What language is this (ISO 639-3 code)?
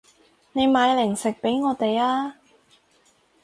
yue